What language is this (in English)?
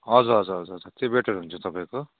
Nepali